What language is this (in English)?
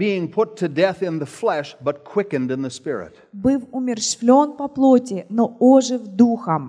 Russian